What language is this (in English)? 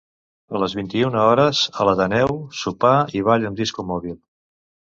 Catalan